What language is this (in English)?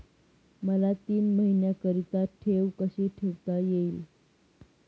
Marathi